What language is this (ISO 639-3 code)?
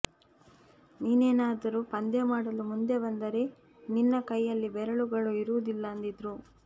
kan